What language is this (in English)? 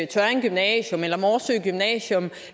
Danish